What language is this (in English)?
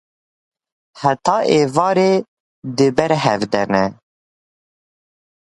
Kurdish